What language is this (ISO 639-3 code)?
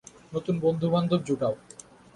ben